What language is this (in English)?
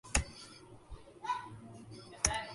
Urdu